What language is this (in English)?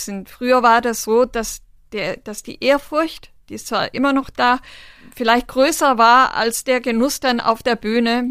German